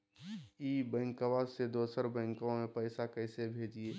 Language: Magahi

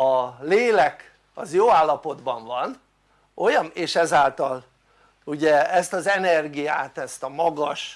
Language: Hungarian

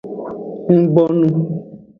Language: Aja (Benin)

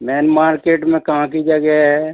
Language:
Hindi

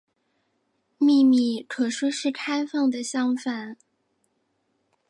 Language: Chinese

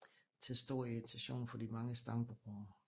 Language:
Danish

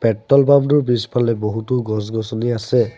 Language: Assamese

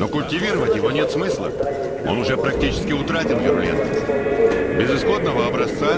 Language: Russian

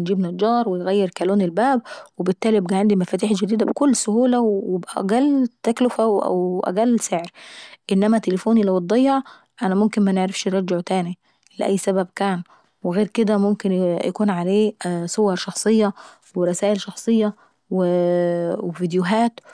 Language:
Saidi Arabic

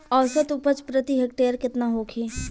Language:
Bhojpuri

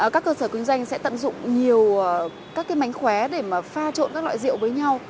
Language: Vietnamese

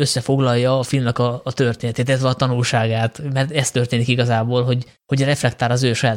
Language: Hungarian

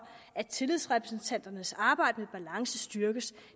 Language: Danish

